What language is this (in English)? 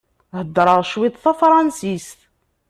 Kabyle